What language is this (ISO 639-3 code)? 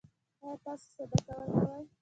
pus